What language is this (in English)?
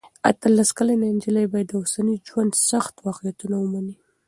Pashto